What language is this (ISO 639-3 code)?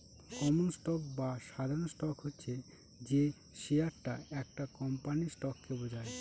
ben